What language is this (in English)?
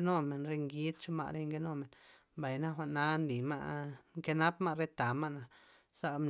Loxicha Zapotec